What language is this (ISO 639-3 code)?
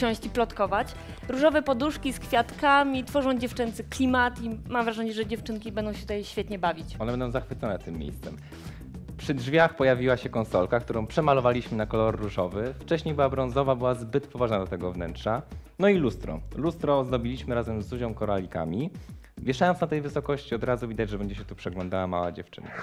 pol